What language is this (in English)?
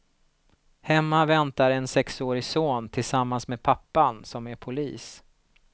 Swedish